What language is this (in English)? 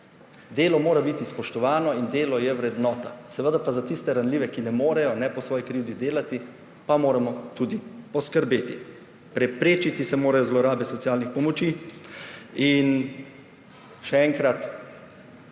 Slovenian